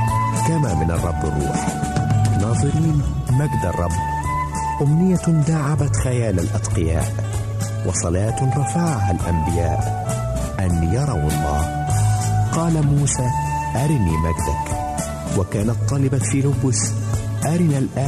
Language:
Arabic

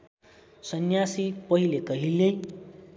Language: Nepali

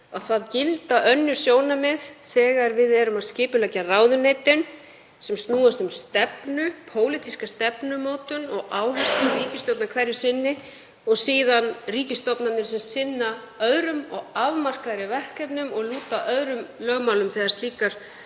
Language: Icelandic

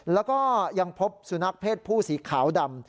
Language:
Thai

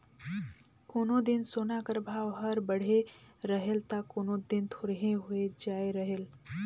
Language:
Chhattisgarhi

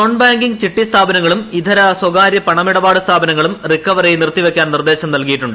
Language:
Malayalam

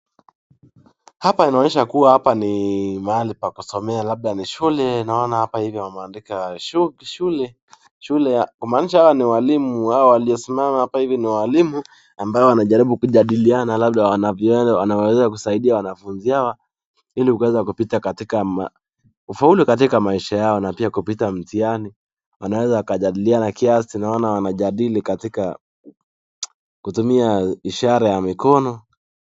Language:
Swahili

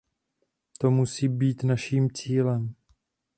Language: Czech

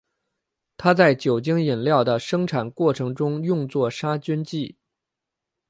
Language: Chinese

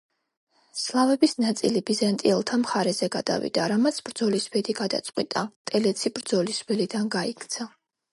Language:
Georgian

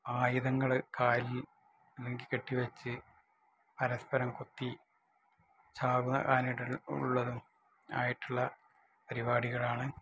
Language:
Malayalam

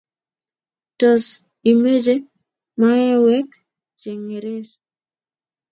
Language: Kalenjin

